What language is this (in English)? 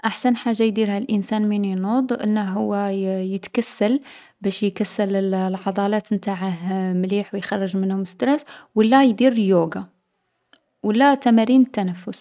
Algerian Arabic